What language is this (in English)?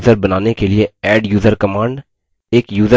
Hindi